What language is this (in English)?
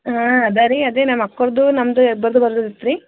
Kannada